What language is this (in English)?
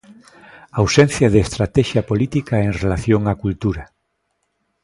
Galician